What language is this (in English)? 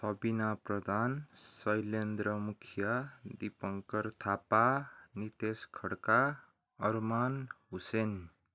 Nepali